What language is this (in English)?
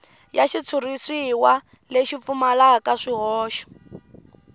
Tsonga